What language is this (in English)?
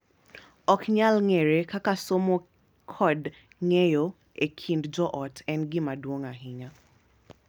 Luo (Kenya and Tanzania)